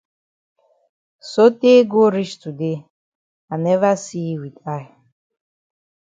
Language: Cameroon Pidgin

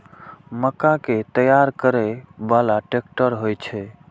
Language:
Maithili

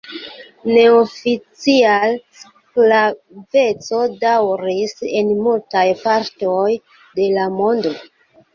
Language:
Esperanto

